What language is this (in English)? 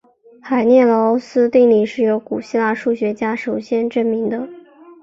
Chinese